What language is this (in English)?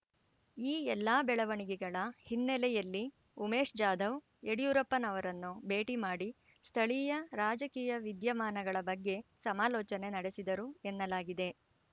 Kannada